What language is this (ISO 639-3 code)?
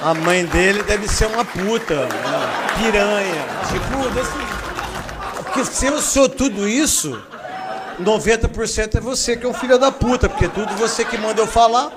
por